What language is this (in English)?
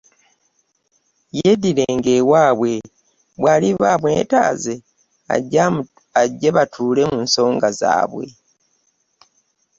Ganda